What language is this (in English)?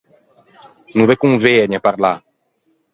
Ligurian